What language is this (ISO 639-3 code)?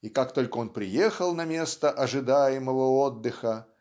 rus